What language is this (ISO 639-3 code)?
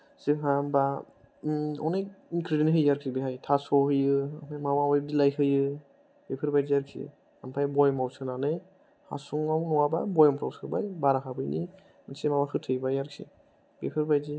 brx